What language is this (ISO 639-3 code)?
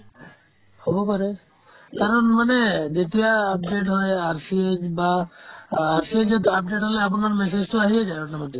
asm